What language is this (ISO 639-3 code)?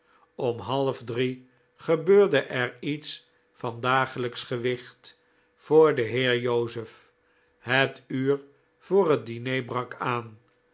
nld